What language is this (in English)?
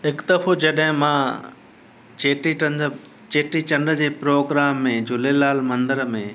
Sindhi